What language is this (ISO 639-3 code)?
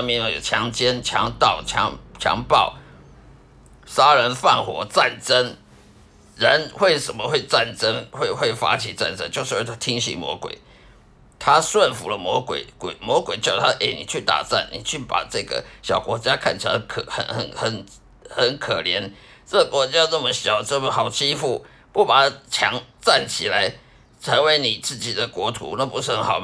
zho